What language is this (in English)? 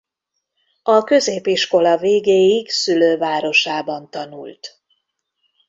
Hungarian